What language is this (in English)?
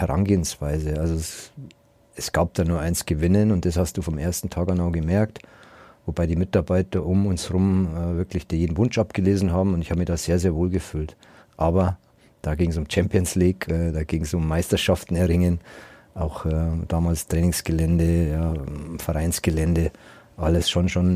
German